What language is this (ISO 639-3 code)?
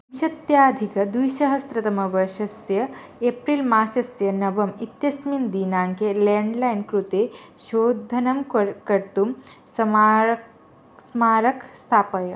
san